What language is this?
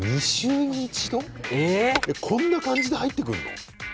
Japanese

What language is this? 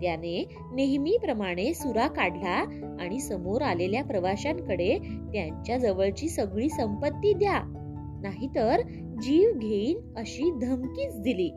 Marathi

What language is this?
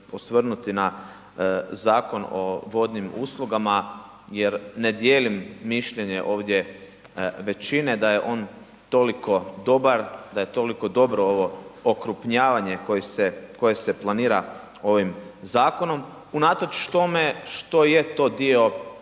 Croatian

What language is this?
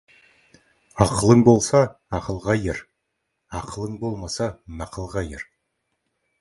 Kazakh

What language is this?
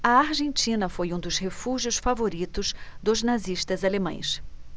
Portuguese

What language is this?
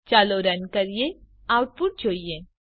Gujarati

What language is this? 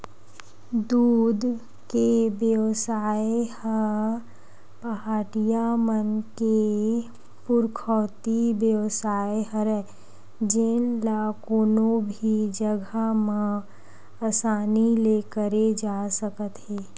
Chhattisgarhi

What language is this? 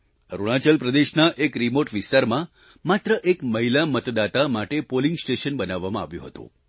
Gujarati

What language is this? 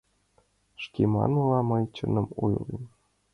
Mari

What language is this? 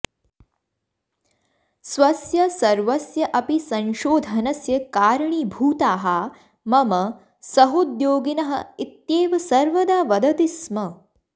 Sanskrit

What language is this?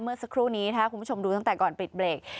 Thai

